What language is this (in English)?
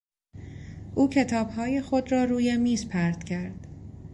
Persian